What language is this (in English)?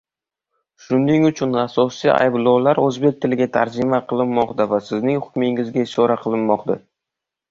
Uzbek